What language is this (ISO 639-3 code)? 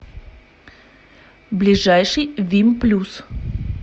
rus